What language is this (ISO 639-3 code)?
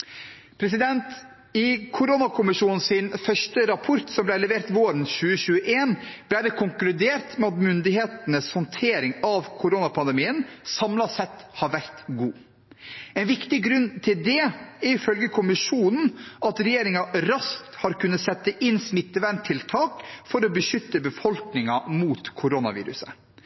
nob